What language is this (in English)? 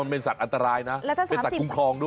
Thai